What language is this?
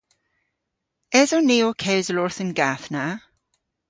Cornish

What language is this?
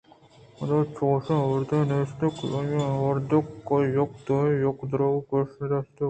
Eastern Balochi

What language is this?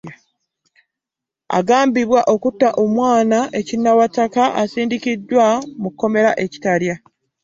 Ganda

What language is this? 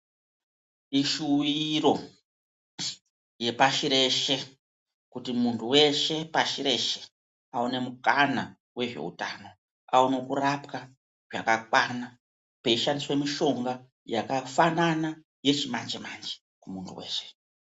Ndau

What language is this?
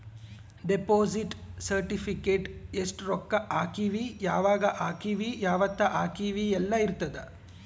Kannada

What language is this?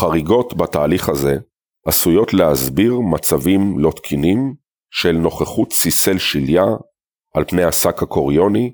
Hebrew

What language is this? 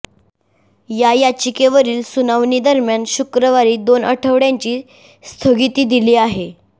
Marathi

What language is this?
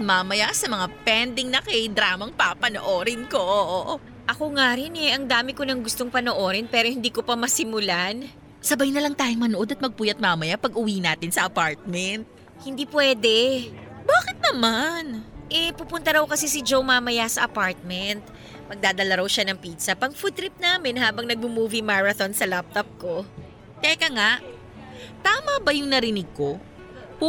Filipino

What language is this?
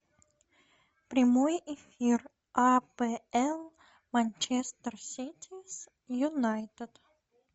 Russian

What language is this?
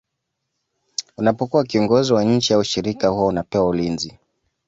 Swahili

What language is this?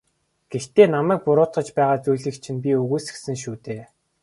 Mongolian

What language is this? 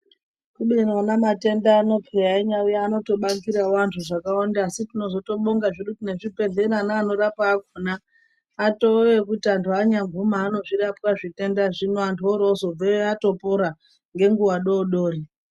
Ndau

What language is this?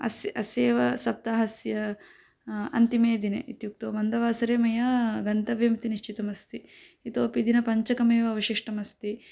Sanskrit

